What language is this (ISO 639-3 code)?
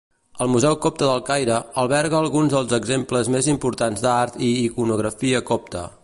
cat